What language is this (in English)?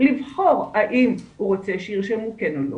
Hebrew